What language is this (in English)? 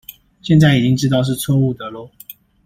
Chinese